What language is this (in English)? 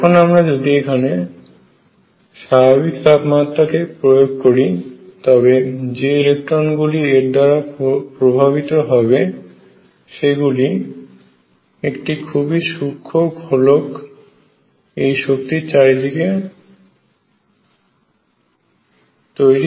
Bangla